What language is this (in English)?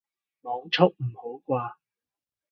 Cantonese